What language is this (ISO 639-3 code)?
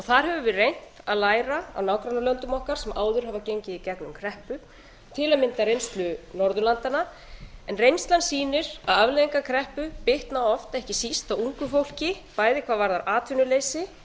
isl